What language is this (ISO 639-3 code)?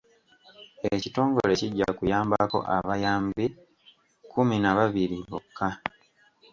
lug